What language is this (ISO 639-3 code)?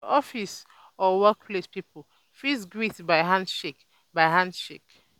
pcm